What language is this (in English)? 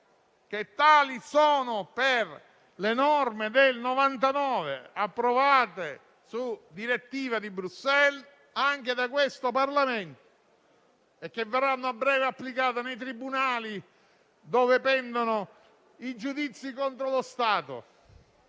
Italian